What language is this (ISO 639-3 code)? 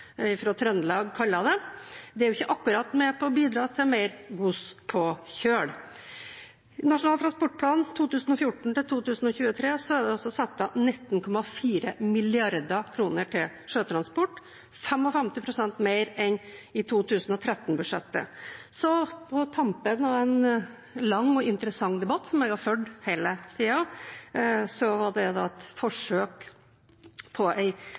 nob